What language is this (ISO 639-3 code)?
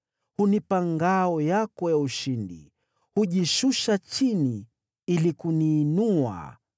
swa